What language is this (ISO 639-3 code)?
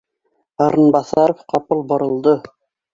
bak